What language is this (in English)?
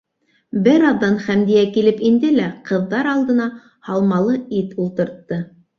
Bashkir